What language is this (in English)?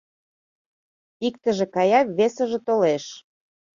Mari